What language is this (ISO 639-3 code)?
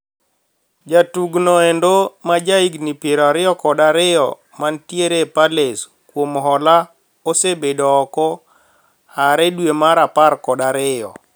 luo